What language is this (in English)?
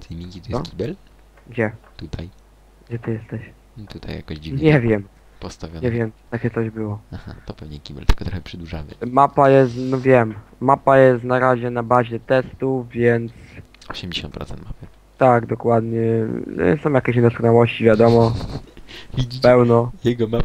Polish